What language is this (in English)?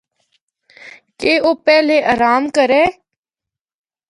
Northern Hindko